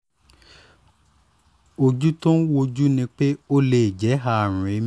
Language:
Yoruba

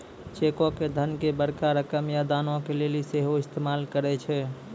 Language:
Maithili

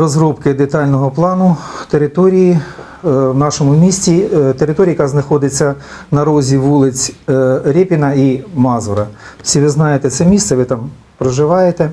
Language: Ukrainian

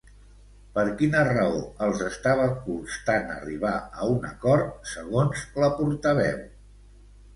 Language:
Catalan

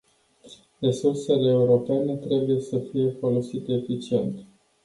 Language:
Romanian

